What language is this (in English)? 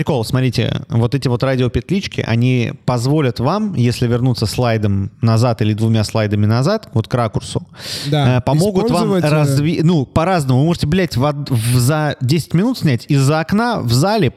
Russian